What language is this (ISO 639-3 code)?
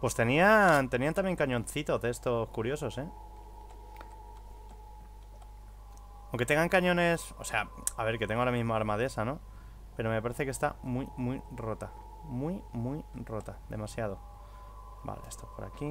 spa